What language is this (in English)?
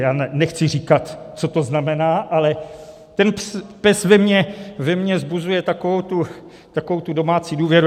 Czech